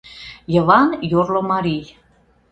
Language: Mari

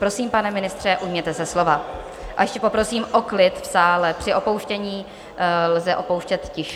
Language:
Czech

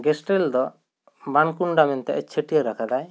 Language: Santali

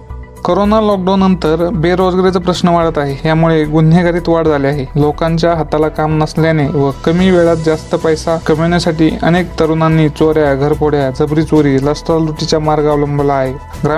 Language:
Marathi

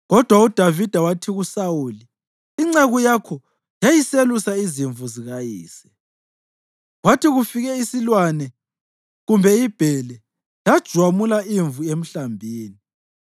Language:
North Ndebele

